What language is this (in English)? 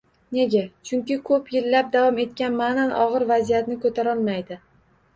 Uzbek